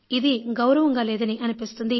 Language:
Telugu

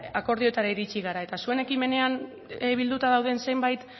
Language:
Basque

